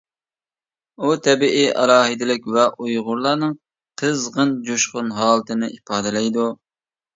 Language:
Uyghur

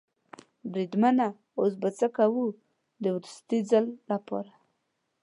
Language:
Pashto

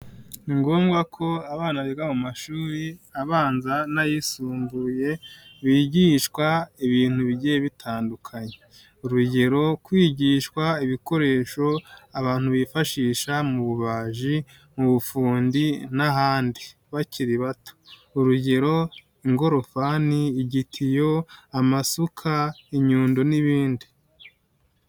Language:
Kinyarwanda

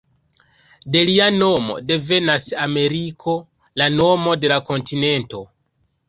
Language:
Esperanto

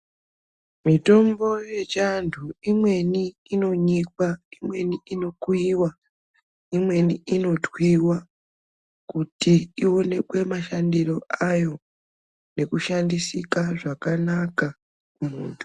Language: Ndau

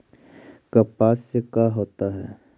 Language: Magahi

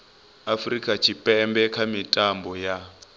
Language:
Venda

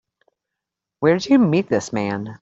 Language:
English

